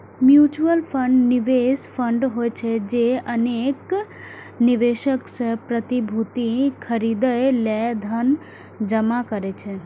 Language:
Maithili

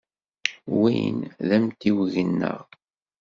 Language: Kabyle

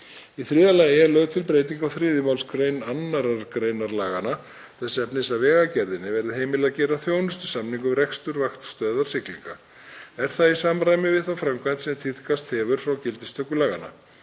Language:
Icelandic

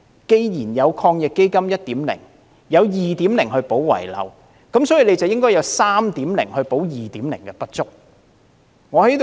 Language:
Cantonese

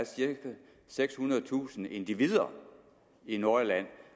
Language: Danish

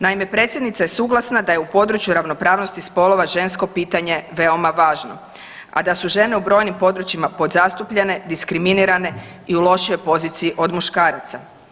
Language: Croatian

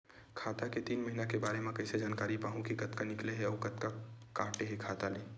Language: Chhattisgarhi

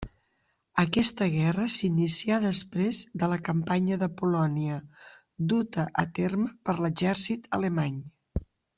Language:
Catalan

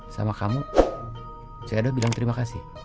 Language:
Indonesian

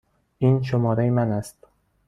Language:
Persian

